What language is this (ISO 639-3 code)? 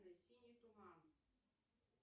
rus